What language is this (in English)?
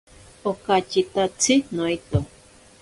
Ashéninka Perené